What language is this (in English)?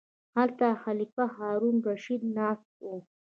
Pashto